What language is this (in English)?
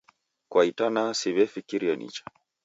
Taita